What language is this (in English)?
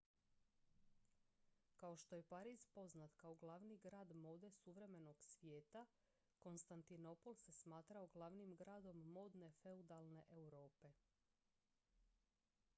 Croatian